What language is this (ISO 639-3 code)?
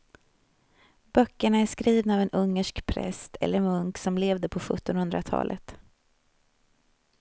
swe